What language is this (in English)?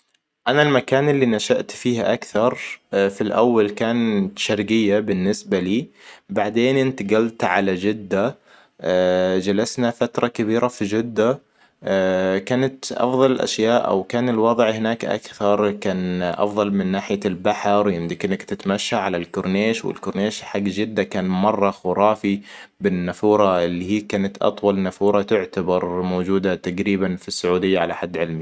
Hijazi Arabic